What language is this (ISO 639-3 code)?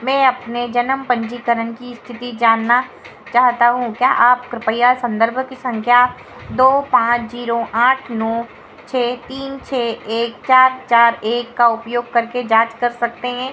hin